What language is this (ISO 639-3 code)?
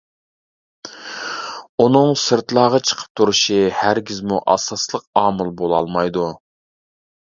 uig